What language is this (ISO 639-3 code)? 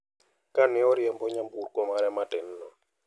luo